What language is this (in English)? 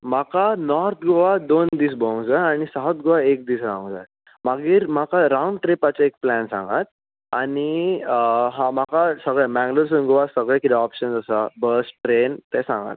Konkani